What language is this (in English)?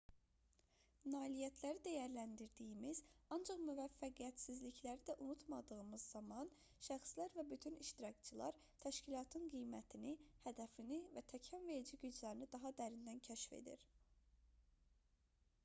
Azerbaijani